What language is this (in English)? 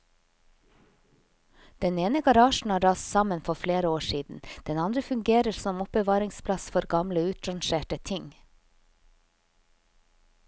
Norwegian